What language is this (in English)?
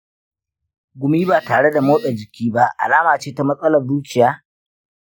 Hausa